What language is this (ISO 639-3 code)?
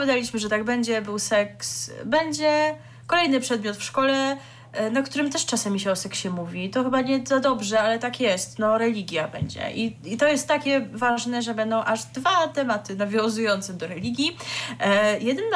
pol